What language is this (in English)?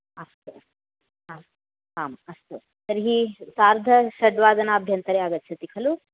Sanskrit